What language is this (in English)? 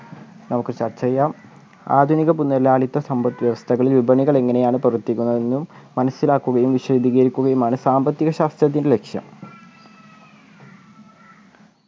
Malayalam